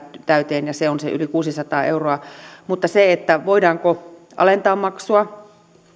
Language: Finnish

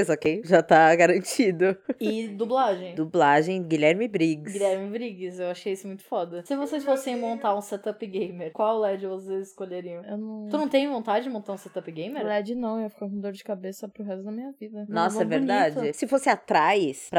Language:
Portuguese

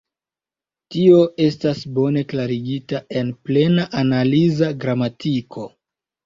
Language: Esperanto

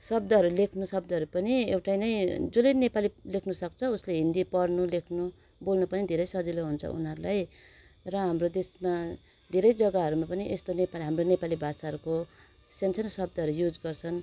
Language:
Nepali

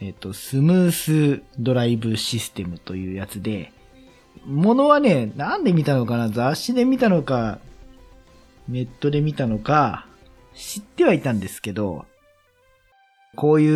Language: Japanese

